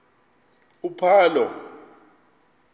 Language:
Xhosa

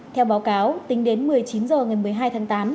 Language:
Vietnamese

